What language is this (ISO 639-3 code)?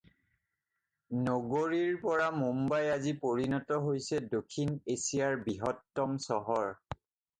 asm